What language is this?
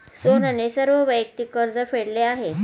Marathi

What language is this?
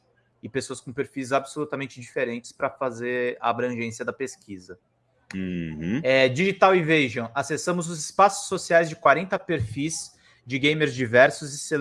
Portuguese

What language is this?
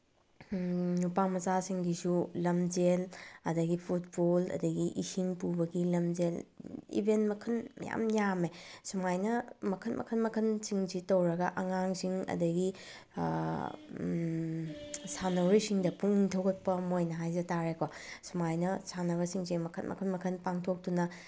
Manipuri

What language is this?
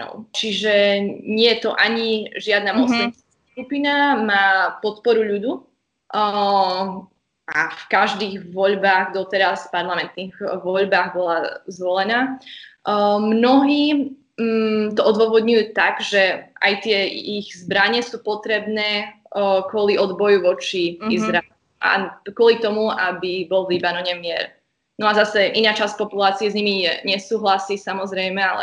Slovak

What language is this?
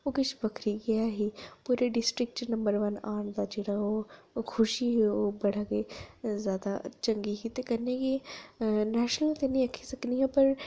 Dogri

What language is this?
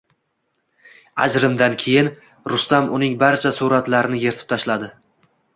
Uzbek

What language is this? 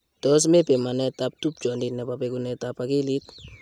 Kalenjin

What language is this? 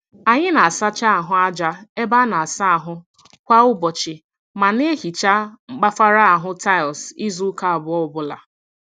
Igbo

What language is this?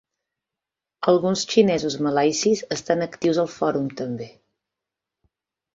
Catalan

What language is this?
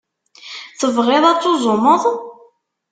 Kabyle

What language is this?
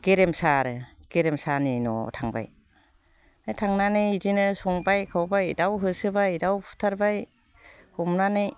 Bodo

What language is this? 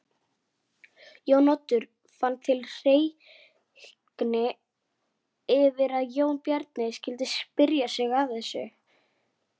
Icelandic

